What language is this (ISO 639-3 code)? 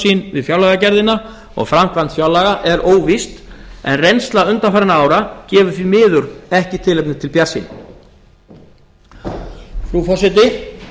isl